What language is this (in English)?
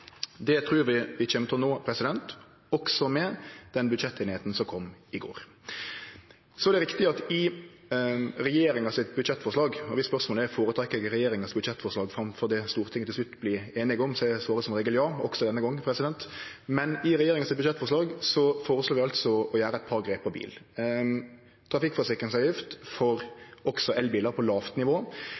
Norwegian Nynorsk